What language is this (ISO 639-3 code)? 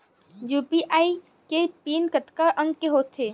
hne